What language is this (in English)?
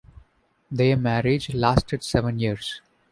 English